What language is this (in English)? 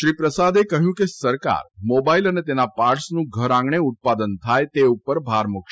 Gujarati